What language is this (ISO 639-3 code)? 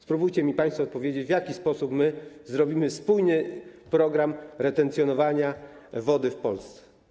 pol